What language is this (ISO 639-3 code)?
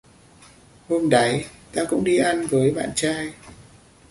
vie